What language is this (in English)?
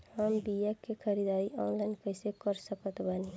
Bhojpuri